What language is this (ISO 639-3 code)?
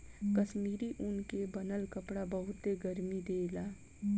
bho